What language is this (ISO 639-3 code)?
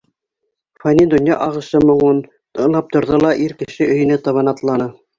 bak